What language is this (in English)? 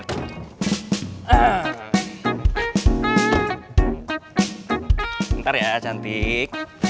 Indonesian